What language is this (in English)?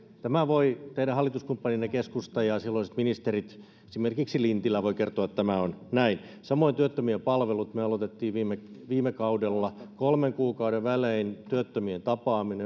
Finnish